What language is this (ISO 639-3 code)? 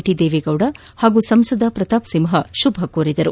kan